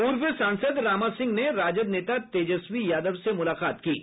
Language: Hindi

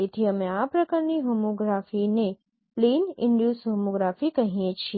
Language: Gujarati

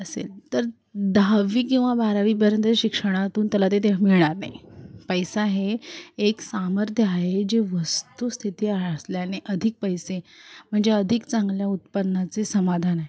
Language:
Marathi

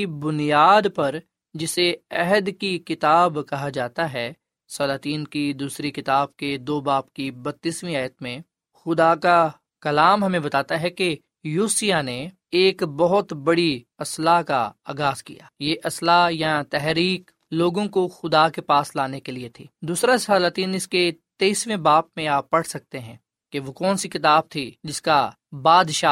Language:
Urdu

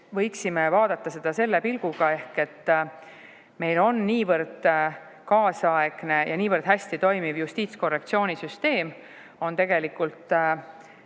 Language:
Estonian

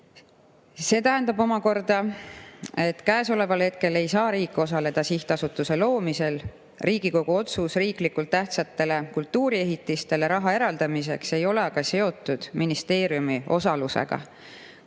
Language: Estonian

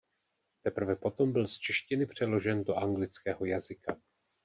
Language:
Czech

